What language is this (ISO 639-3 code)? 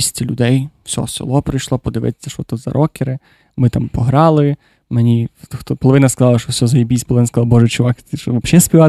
ukr